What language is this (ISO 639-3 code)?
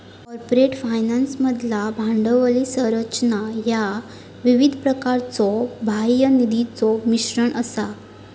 mar